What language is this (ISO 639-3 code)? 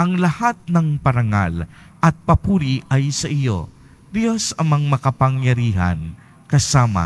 fil